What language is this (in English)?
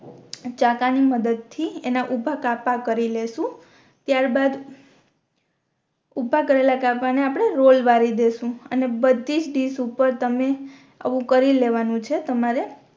Gujarati